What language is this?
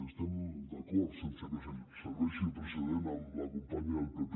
Catalan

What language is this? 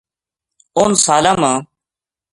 Gujari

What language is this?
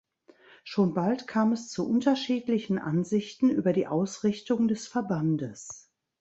German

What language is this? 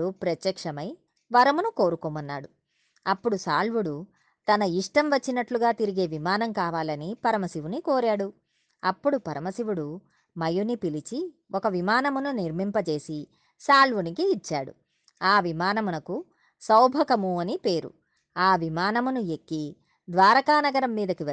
Telugu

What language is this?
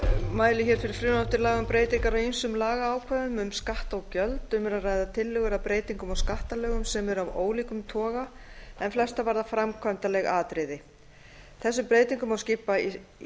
Icelandic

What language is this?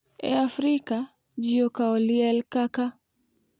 Luo (Kenya and Tanzania)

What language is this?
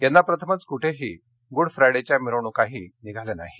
Marathi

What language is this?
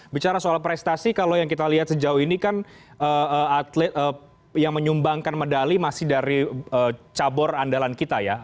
Indonesian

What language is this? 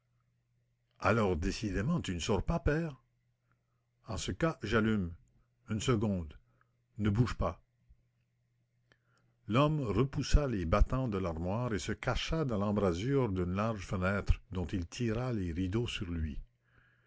French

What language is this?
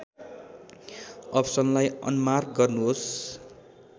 Nepali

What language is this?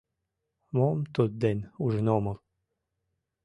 Mari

